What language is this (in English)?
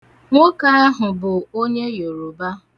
Igbo